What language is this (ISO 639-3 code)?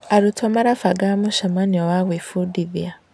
kik